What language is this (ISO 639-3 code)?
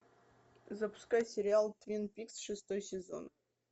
rus